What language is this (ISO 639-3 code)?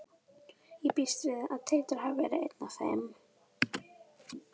isl